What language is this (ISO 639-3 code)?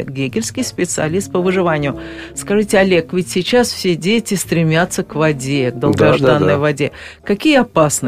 rus